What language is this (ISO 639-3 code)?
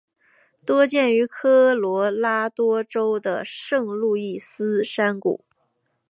zho